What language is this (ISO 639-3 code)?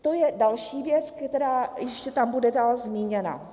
ces